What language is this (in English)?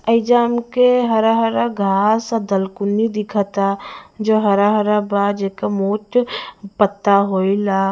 Bhojpuri